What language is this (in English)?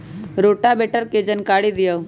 Magahi